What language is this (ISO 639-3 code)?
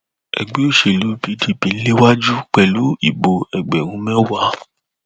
yor